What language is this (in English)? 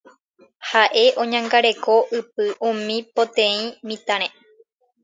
Guarani